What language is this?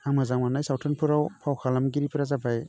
Bodo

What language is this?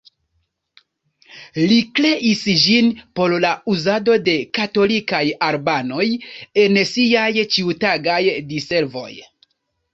Esperanto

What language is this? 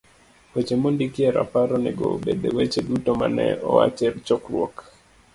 Luo (Kenya and Tanzania)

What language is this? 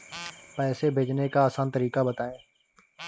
Hindi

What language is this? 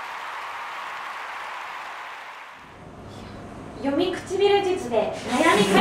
Japanese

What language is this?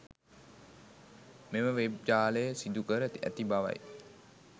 Sinhala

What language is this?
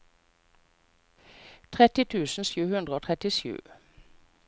Norwegian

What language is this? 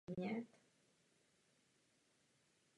Czech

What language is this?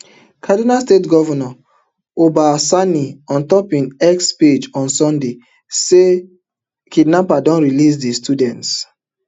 Nigerian Pidgin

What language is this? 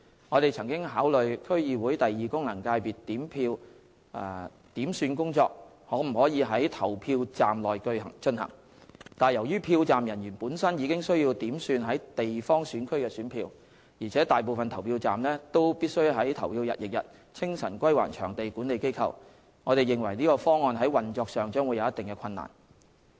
Cantonese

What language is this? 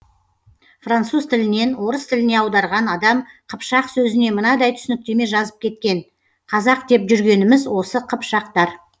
Kazakh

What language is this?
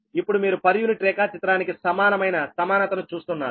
Telugu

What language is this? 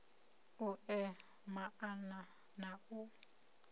Venda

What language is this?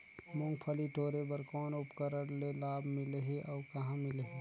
Chhattisgarhi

